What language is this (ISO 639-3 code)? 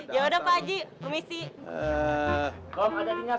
ind